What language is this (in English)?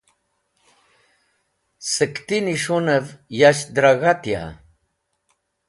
Wakhi